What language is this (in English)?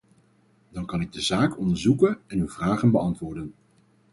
Dutch